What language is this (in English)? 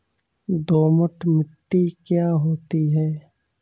Hindi